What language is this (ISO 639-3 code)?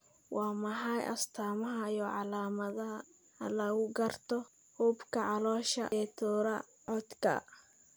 som